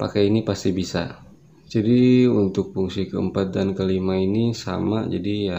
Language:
Indonesian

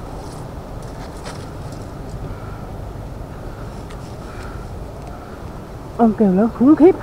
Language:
Vietnamese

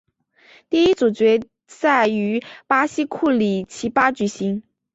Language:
Chinese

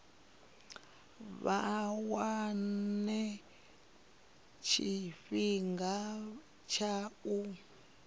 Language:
Venda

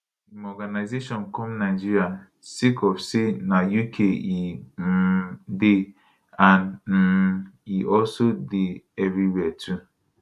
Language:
Nigerian Pidgin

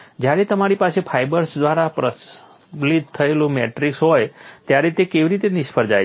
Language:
Gujarati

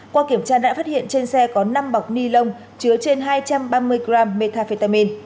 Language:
Vietnamese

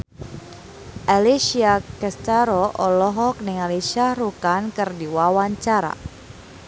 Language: Sundanese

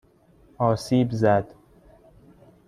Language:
Persian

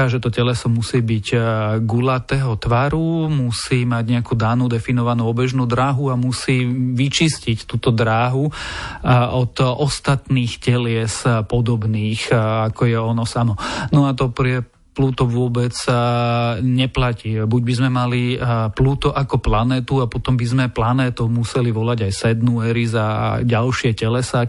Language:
Slovak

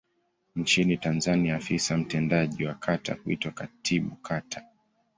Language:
Swahili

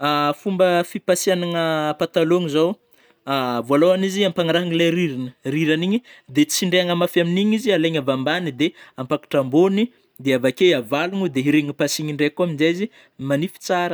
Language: Northern Betsimisaraka Malagasy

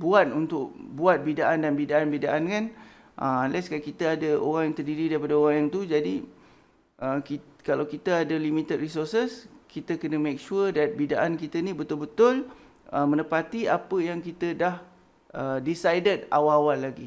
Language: Malay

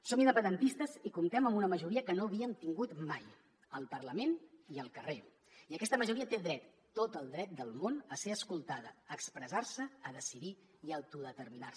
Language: Catalan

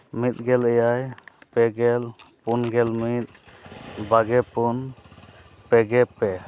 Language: Santali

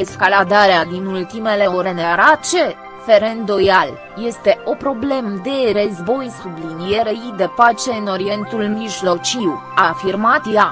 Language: Romanian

